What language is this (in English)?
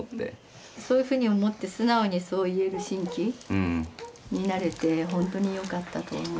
Japanese